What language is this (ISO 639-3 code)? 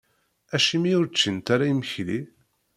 kab